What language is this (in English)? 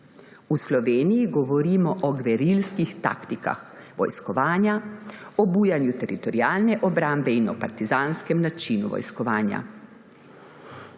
Slovenian